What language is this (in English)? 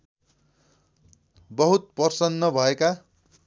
Nepali